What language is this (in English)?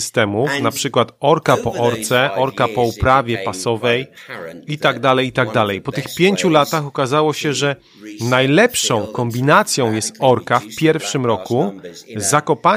Polish